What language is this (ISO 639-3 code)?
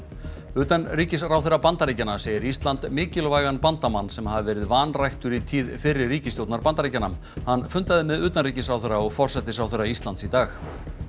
isl